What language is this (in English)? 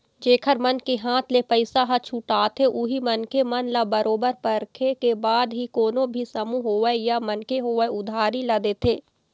Chhattisgarhi